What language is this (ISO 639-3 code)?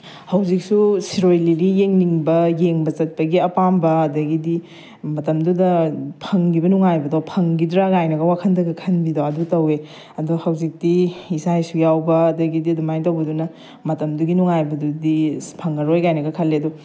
mni